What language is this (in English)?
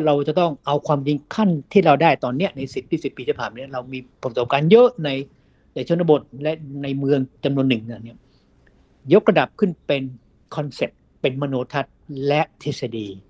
Thai